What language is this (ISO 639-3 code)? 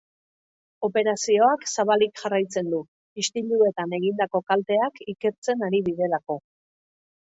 eus